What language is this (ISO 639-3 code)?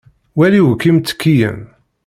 kab